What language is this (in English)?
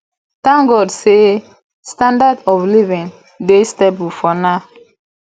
Nigerian Pidgin